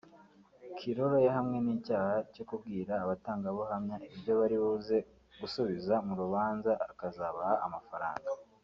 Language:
Kinyarwanda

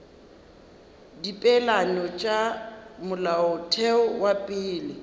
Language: Northern Sotho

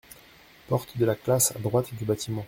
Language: French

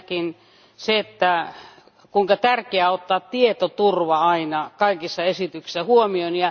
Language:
Finnish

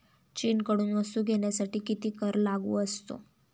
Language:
Marathi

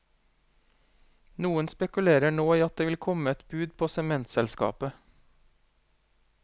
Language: Norwegian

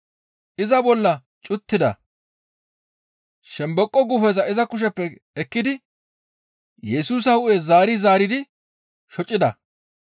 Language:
Gamo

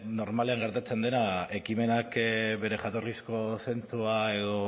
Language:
Basque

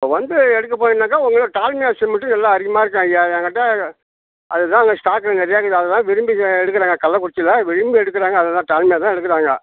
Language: Tamil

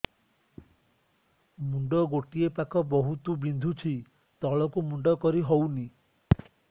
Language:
Odia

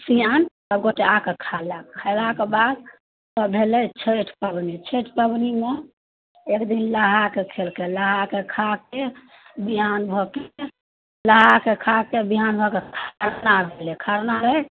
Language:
Maithili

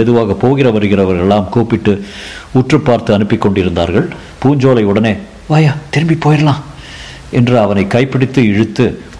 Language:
Tamil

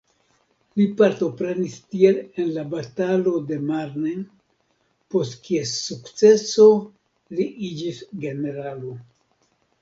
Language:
Esperanto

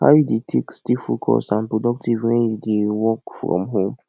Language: Nigerian Pidgin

